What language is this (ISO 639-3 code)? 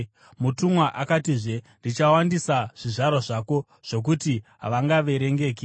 sna